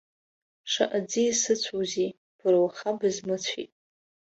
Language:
Abkhazian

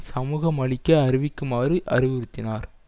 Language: Tamil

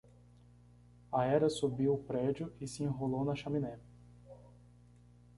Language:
Portuguese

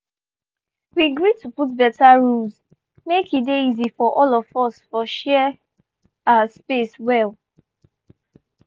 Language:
Nigerian Pidgin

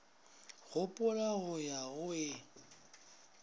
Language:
Northern Sotho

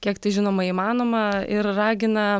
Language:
Lithuanian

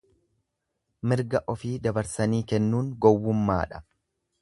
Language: Oromo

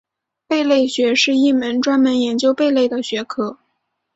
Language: Chinese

